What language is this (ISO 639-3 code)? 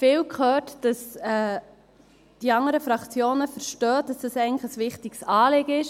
gsw